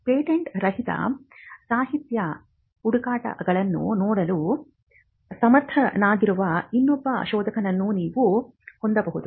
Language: Kannada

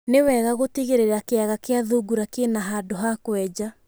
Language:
Kikuyu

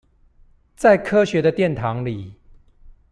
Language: Chinese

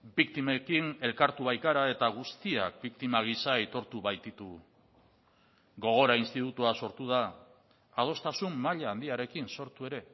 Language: Basque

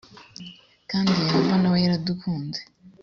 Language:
Kinyarwanda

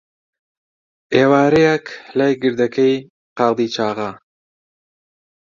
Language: Central Kurdish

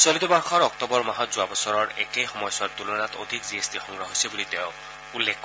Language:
Assamese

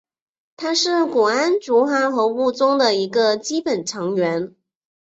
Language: Chinese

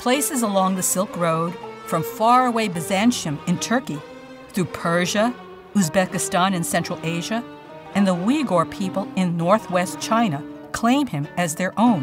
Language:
English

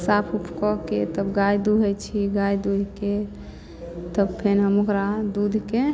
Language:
Maithili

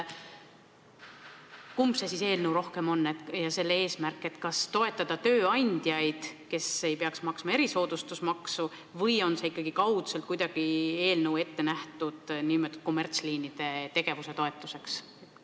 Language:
Estonian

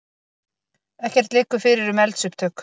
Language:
Icelandic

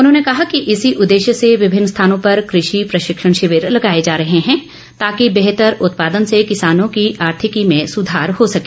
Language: Hindi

